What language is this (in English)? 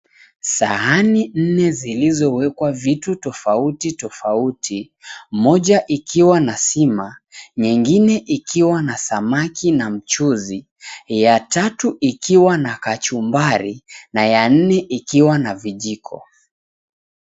Swahili